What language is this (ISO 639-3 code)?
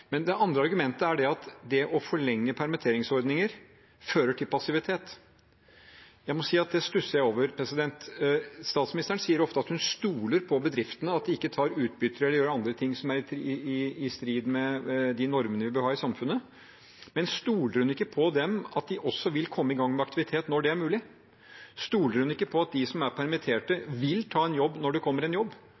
nob